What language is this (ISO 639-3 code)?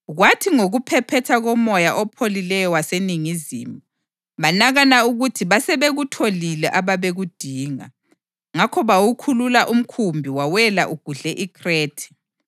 nde